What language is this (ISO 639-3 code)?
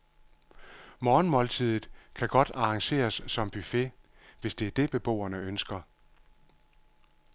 dan